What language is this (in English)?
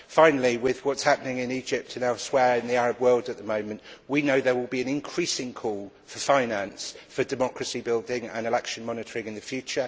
English